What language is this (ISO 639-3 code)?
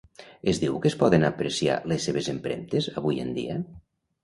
cat